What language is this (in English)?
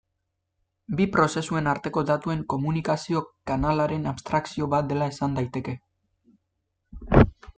Basque